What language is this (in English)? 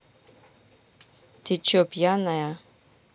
Russian